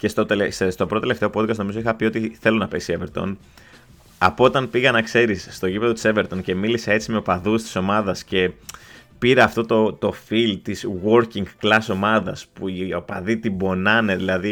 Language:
Greek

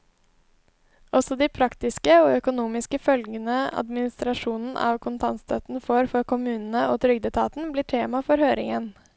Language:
Norwegian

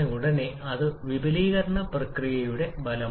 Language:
Malayalam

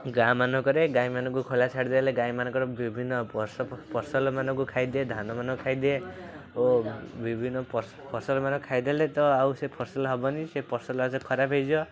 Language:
Odia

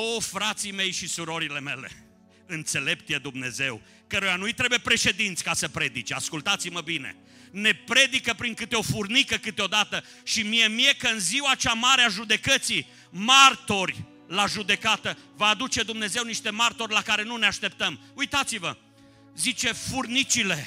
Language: Romanian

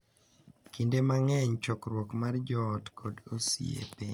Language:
Luo (Kenya and Tanzania)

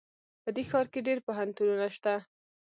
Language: Pashto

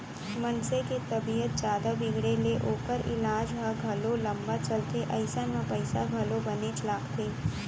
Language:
Chhattisgarhi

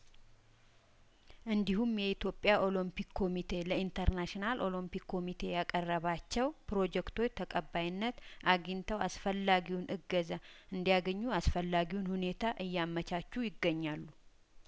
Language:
Amharic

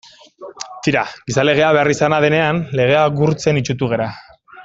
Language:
Basque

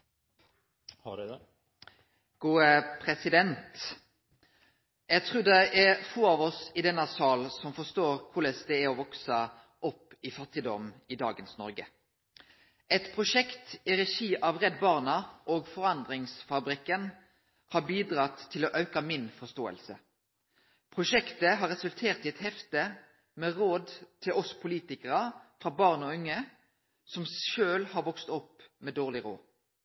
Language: Norwegian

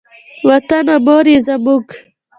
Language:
Pashto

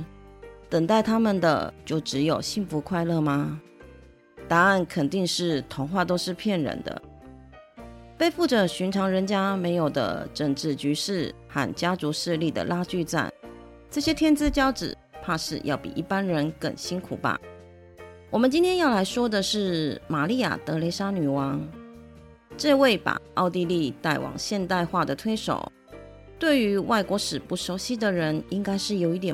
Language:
Chinese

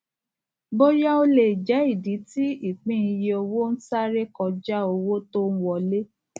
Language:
Yoruba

